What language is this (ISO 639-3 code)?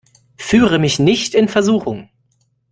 deu